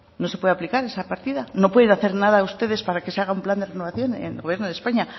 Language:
Spanish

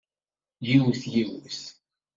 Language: Kabyle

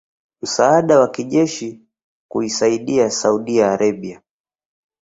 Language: Swahili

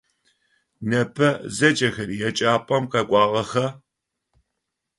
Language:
Adyghe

